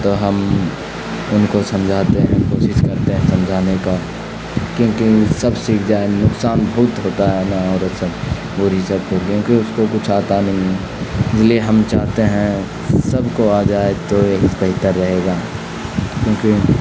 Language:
Urdu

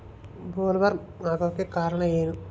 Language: Kannada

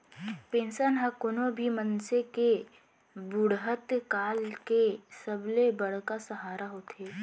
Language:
Chhattisgarhi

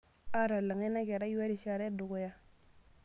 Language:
Masai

